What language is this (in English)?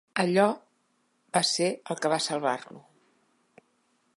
Catalan